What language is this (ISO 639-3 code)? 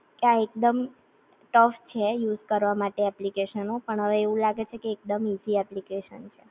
guj